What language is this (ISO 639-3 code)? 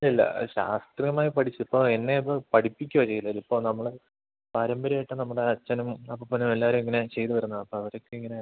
mal